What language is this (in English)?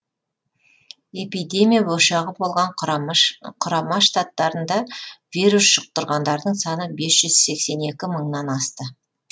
Kazakh